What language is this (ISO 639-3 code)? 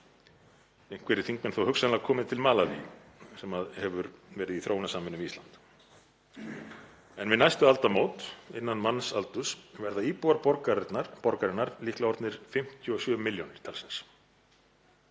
isl